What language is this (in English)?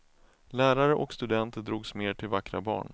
Swedish